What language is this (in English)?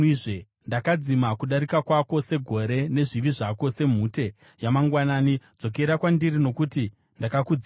Shona